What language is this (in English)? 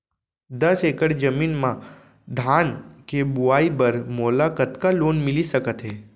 Chhattisgarhi